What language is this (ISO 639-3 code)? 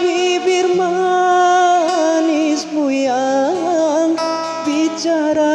ind